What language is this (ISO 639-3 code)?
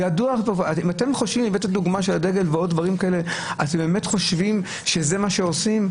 heb